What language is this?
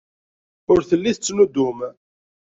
Kabyle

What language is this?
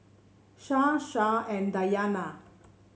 English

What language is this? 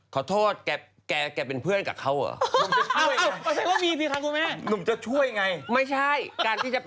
Thai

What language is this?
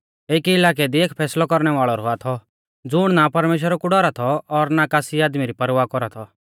Mahasu Pahari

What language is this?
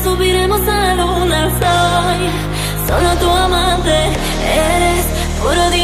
Romanian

